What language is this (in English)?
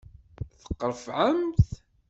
Kabyle